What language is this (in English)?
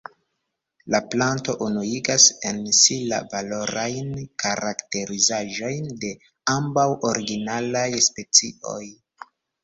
Esperanto